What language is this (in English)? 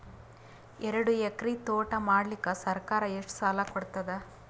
Kannada